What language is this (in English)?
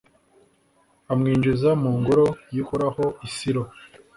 Kinyarwanda